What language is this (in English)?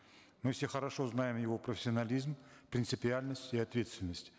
Kazakh